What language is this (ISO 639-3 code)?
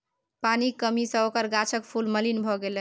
mai